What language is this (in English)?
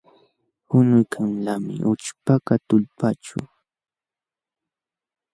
Jauja Wanca Quechua